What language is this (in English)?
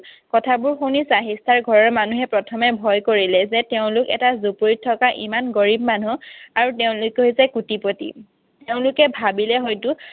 Assamese